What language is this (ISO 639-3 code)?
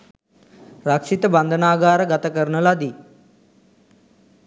sin